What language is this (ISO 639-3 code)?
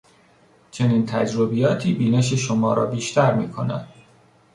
fas